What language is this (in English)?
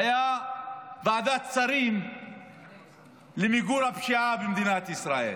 Hebrew